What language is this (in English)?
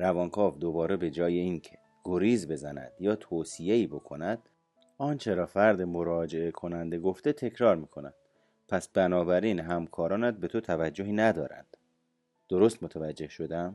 Persian